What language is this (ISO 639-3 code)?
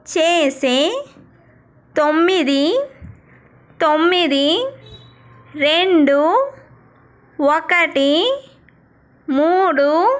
tel